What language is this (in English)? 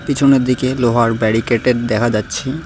Bangla